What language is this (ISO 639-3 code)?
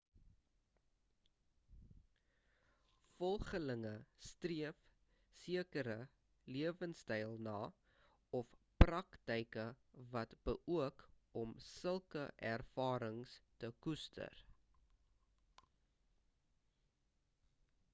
afr